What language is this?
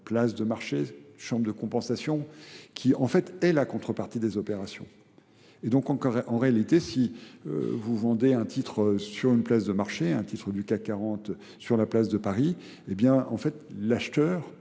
French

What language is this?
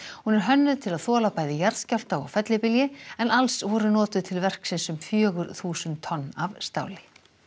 Icelandic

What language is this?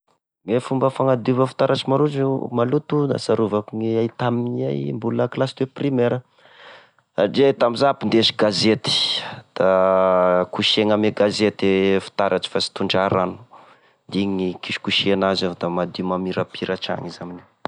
Tesaka Malagasy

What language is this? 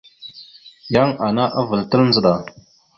Mada (Cameroon)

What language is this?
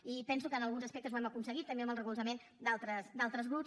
Catalan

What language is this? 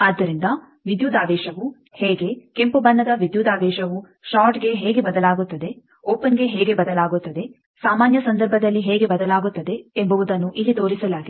Kannada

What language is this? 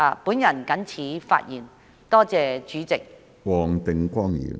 Cantonese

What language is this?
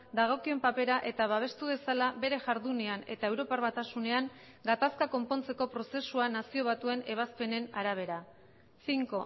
Basque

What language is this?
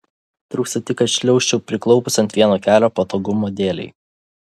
Lithuanian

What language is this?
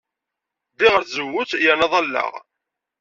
Kabyle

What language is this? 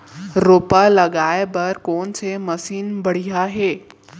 Chhattisgarhi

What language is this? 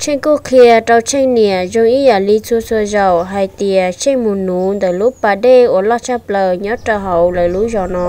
Vietnamese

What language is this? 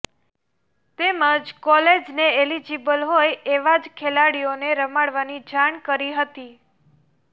Gujarati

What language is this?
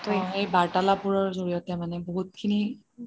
Assamese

